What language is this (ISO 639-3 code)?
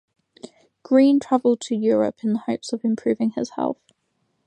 eng